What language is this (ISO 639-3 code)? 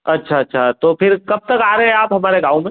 hin